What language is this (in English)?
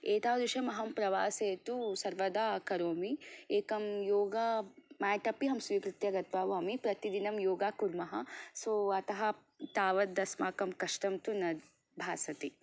Sanskrit